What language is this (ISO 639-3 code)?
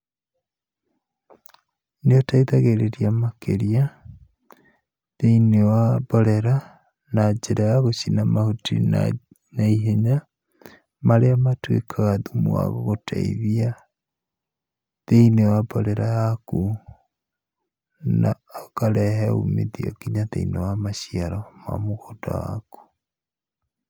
kik